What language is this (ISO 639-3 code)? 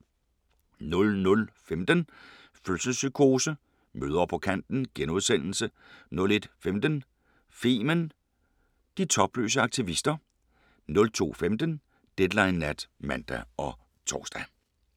dan